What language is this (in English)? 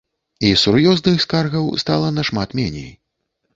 Belarusian